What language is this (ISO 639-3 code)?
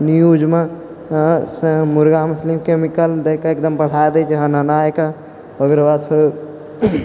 mai